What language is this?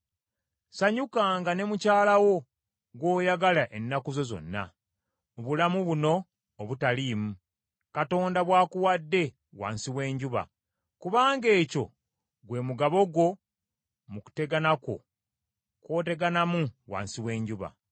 Ganda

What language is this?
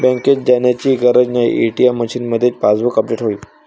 Marathi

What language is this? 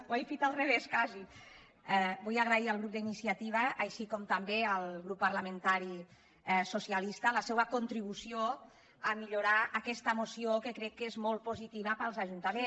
Catalan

